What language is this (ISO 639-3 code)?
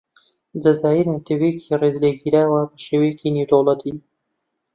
ckb